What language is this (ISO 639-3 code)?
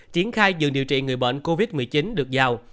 vie